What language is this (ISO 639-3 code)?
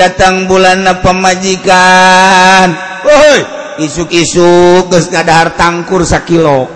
ind